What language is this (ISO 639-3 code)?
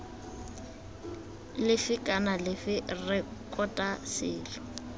tsn